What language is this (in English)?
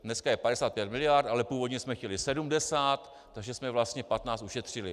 Czech